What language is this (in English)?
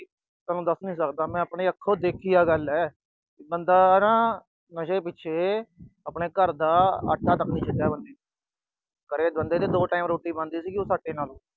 Punjabi